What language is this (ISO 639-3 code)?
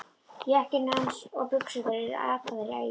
isl